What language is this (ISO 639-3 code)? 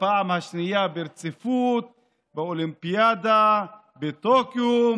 heb